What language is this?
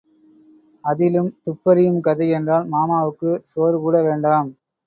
Tamil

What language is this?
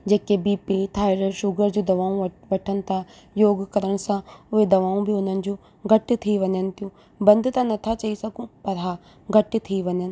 Sindhi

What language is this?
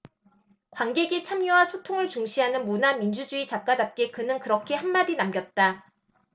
Korean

